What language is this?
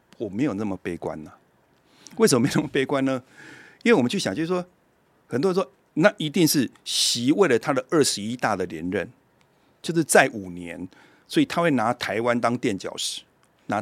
Chinese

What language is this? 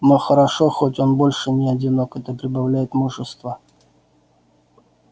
Russian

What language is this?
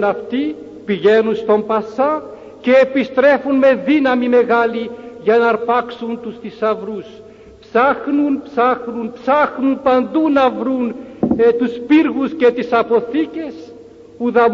Greek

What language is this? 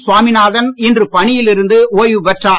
Tamil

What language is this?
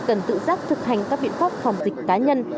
Vietnamese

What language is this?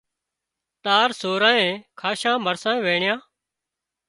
Wadiyara Koli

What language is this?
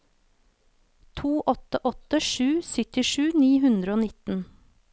Norwegian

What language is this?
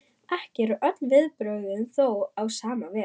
Icelandic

